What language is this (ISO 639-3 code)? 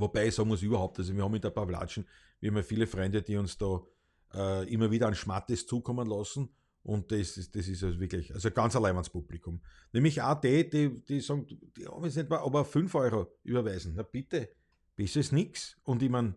deu